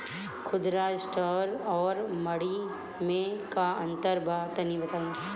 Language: Bhojpuri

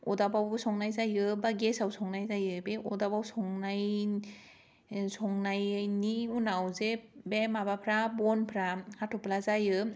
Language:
Bodo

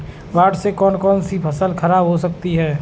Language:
Hindi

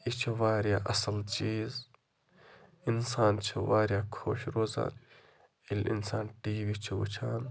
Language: Kashmiri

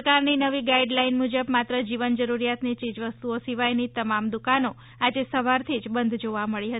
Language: Gujarati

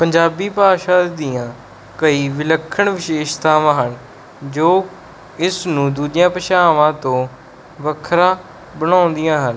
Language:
Punjabi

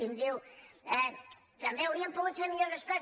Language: Catalan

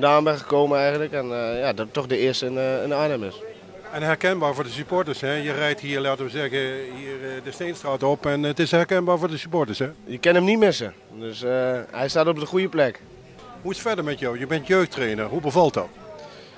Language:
Dutch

